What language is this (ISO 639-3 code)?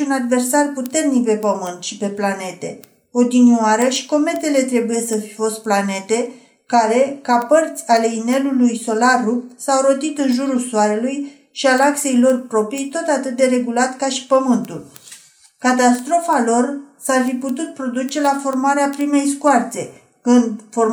ron